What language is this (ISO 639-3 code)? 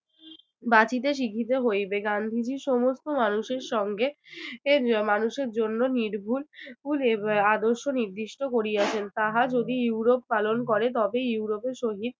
ben